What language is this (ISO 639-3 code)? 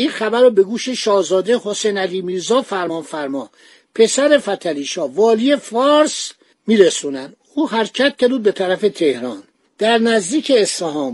fas